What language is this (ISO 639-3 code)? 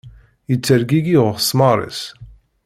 kab